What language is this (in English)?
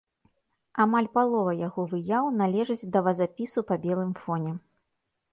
Belarusian